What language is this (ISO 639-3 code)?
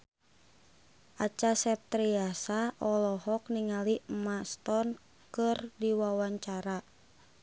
sun